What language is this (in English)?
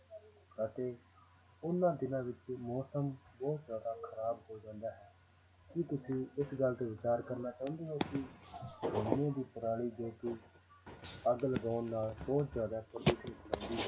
Punjabi